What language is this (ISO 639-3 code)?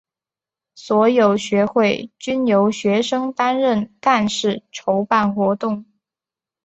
zho